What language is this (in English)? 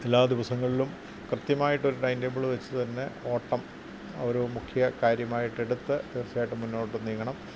Malayalam